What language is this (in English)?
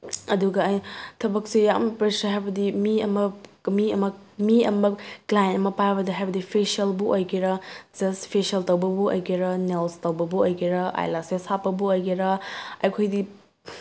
Manipuri